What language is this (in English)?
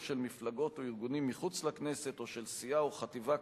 Hebrew